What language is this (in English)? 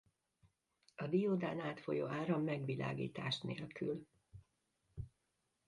Hungarian